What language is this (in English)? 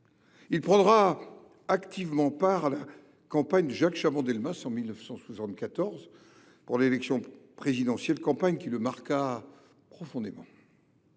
French